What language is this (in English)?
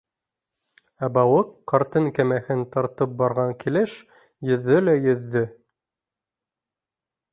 Bashkir